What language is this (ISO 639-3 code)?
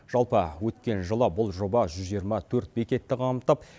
kaz